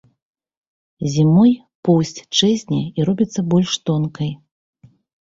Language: Belarusian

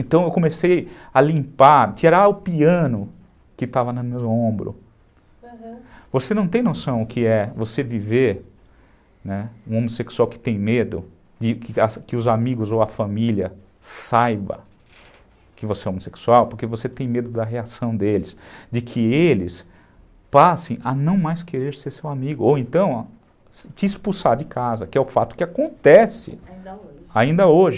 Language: Portuguese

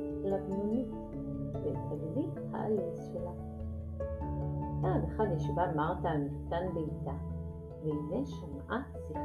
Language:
Hebrew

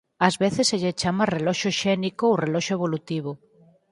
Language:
Galician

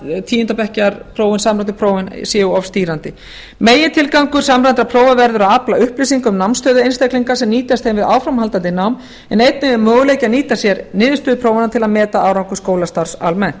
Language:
Icelandic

